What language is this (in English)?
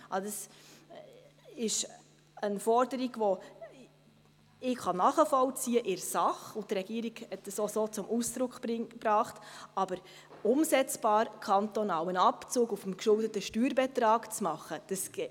Swiss German